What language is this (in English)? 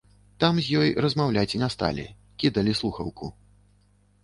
Belarusian